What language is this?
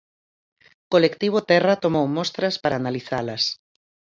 Galician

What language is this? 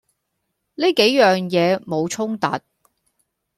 Cantonese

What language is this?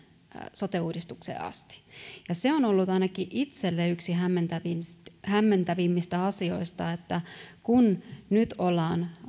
Finnish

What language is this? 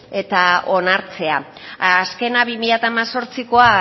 Basque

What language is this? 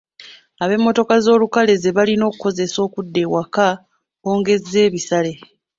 Ganda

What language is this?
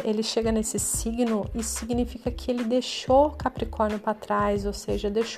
Portuguese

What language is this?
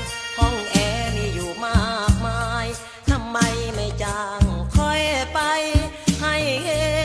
Thai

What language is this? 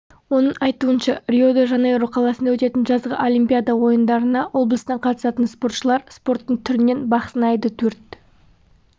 Kazakh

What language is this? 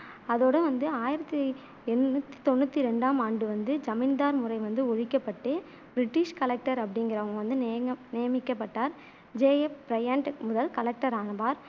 Tamil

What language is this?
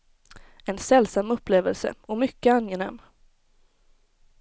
Swedish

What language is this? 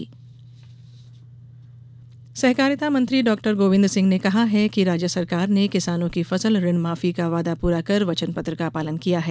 Hindi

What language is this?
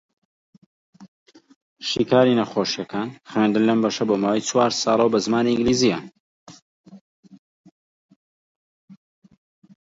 Central Kurdish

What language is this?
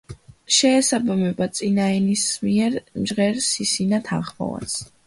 Georgian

